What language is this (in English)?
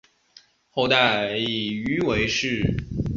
Chinese